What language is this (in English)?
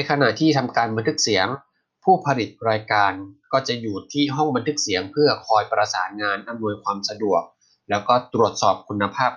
Thai